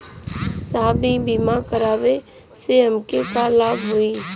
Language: Bhojpuri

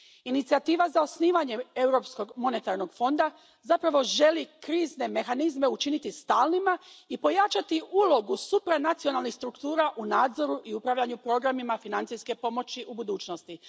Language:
Croatian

